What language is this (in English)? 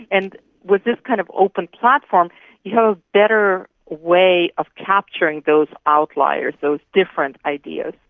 English